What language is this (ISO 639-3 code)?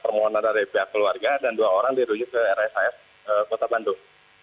ind